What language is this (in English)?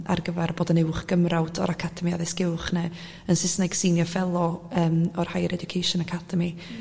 Welsh